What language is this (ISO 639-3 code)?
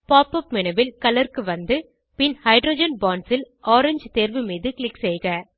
tam